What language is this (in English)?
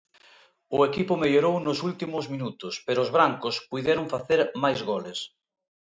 Galician